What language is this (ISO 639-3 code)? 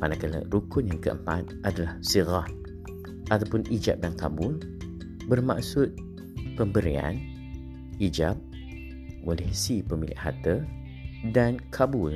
msa